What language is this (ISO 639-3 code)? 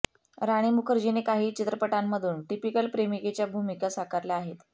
mar